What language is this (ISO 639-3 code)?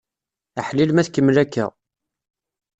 kab